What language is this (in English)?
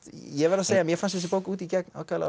Icelandic